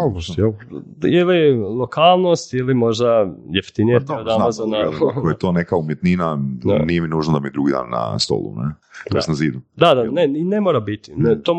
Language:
Croatian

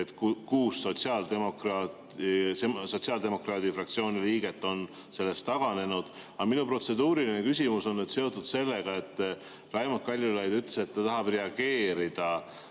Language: Estonian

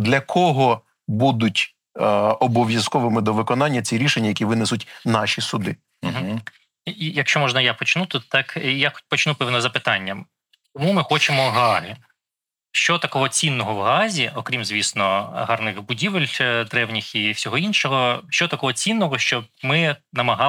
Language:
Ukrainian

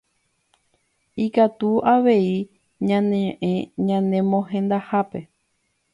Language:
Guarani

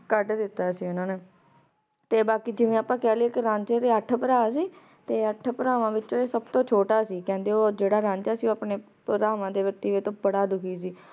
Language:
Punjabi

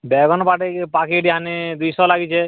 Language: Odia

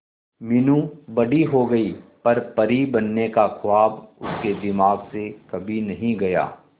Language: Hindi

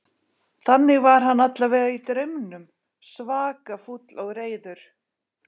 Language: Icelandic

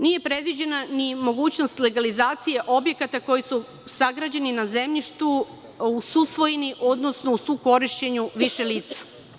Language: Serbian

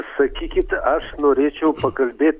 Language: Lithuanian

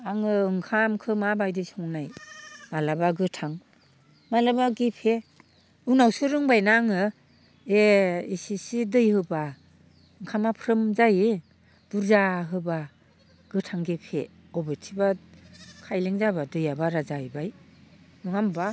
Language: Bodo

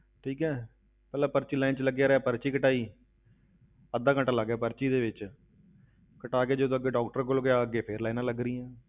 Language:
Punjabi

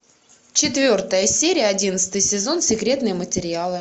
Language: Russian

